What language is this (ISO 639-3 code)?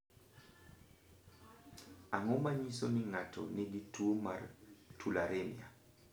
luo